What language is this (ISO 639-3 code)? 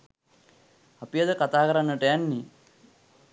sin